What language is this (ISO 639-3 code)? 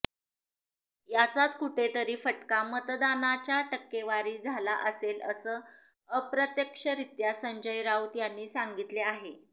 mar